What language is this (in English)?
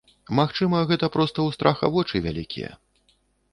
Belarusian